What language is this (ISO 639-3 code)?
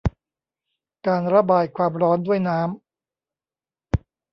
tha